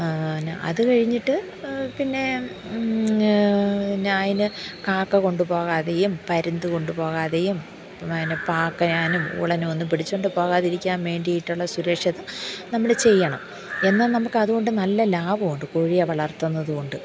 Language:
Malayalam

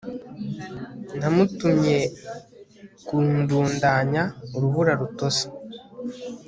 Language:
Kinyarwanda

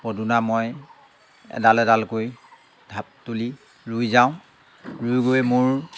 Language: Assamese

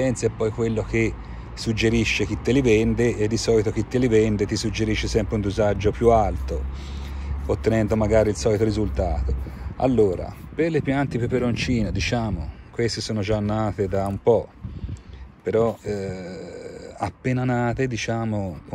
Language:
Italian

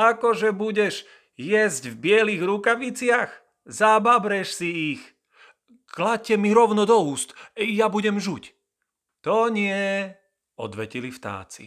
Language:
Slovak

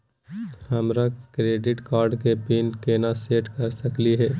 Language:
Magahi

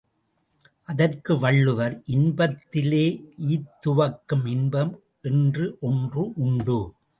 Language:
Tamil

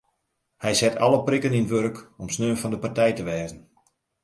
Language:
Western Frisian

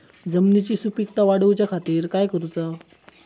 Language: Marathi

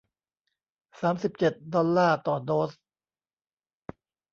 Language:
Thai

